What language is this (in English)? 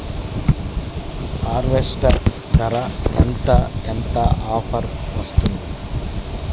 Telugu